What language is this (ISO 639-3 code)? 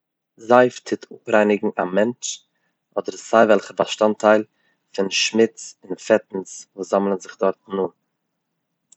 yid